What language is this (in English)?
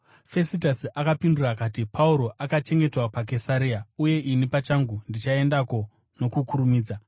Shona